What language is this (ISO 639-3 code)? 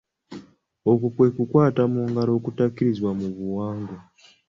lug